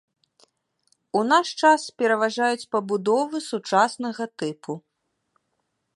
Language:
Belarusian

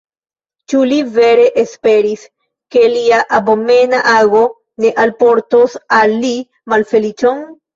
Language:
Esperanto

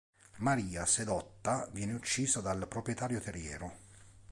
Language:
Italian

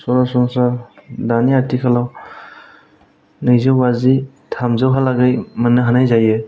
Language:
Bodo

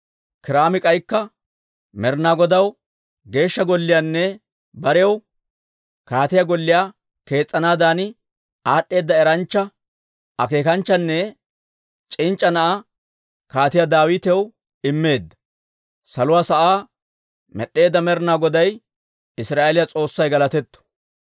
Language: Dawro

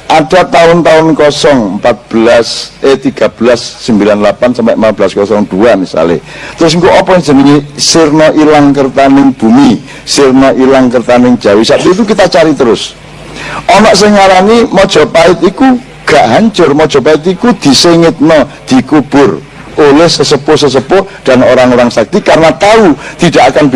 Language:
Indonesian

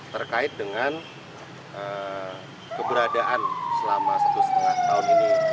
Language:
Indonesian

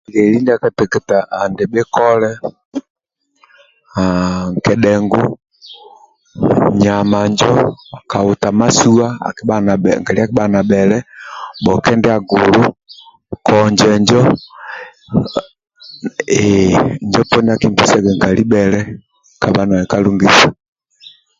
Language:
Amba (Uganda)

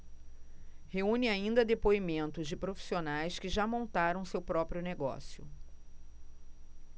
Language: Portuguese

